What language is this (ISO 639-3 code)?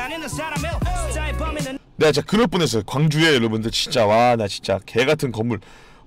kor